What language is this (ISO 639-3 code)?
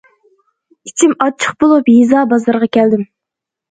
uig